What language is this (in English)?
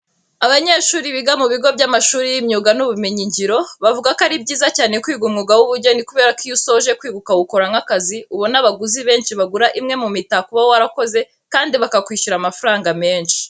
Kinyarwanda